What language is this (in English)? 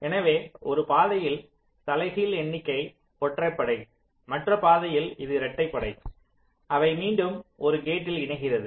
Tamil